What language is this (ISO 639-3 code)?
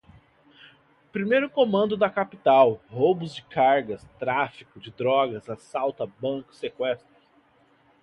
por